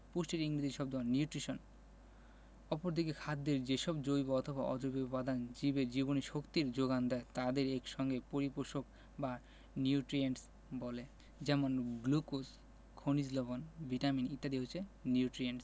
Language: Bangla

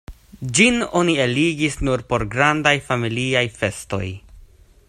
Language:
Esperanto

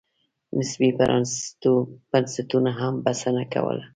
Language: Pashto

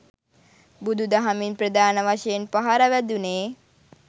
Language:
Sinhala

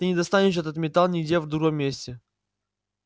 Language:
Russian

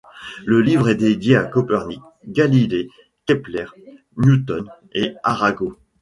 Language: French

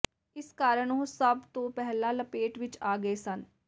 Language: Punjabi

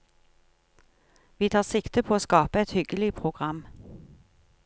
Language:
Norwegian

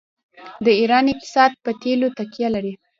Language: Pashto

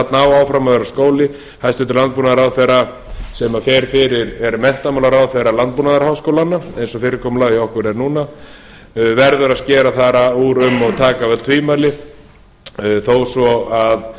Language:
Icelandic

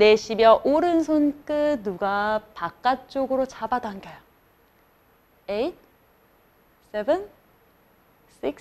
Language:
Korean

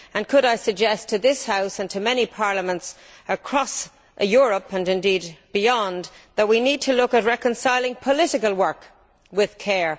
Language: English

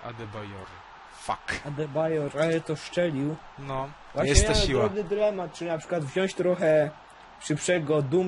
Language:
Polish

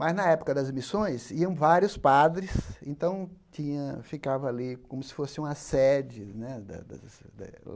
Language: Portuguese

